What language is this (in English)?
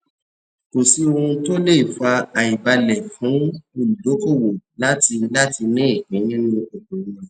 Yoruba